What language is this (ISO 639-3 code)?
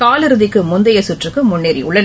tam